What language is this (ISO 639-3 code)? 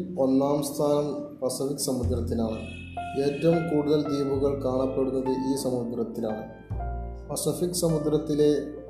mal